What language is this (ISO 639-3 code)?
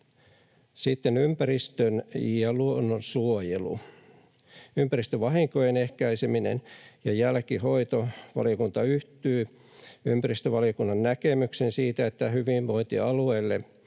fin